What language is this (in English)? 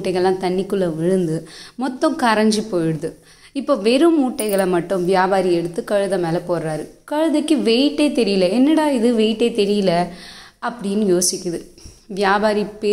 Romanian